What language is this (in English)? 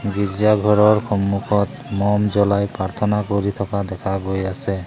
Assamese